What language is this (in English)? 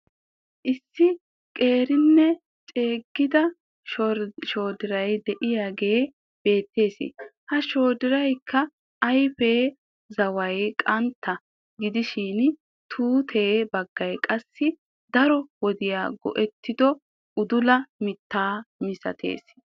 Wolaytta